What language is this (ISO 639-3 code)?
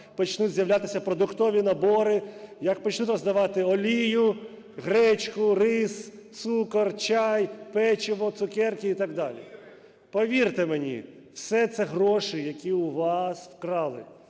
ukr